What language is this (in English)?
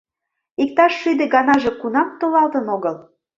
Mari